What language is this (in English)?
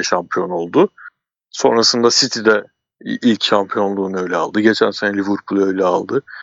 Turkish